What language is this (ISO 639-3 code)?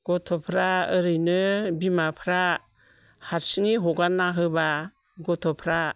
brx